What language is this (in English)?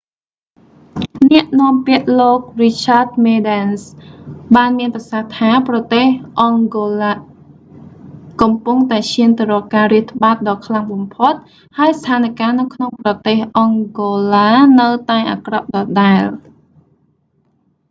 Khmer